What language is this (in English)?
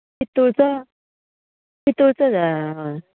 Konkani